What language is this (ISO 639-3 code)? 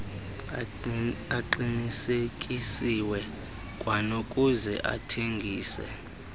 xho